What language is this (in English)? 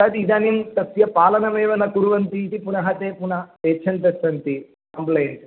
Sanskrit